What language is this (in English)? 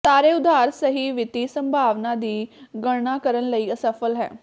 Punjabi